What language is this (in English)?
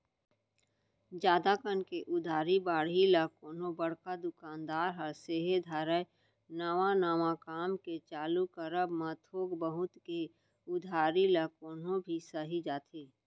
Chhattisgarhi